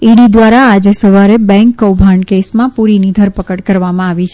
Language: Gujarati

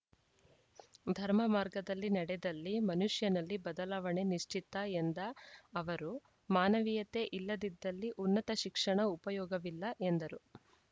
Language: Kannada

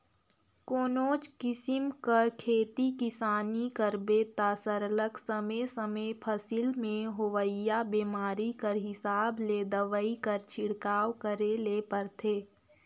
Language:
Chhattisgarhi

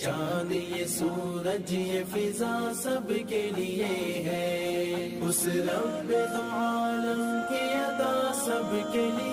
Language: Hindi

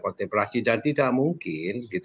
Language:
Indonesian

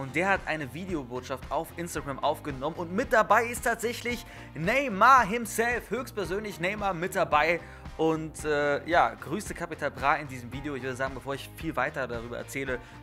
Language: German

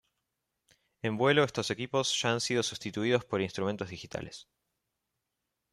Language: Spanish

